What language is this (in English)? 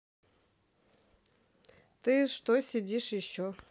Russian